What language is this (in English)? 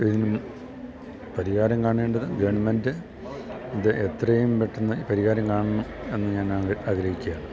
Malayalam